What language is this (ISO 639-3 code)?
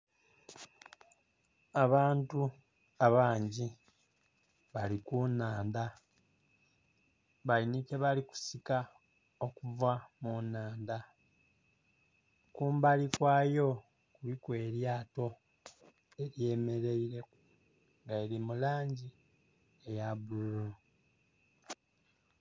xog